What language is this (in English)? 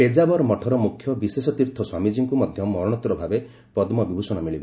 Odia